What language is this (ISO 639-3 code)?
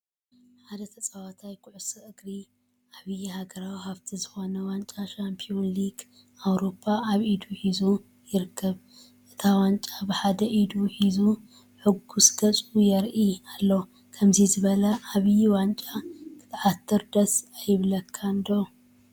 tir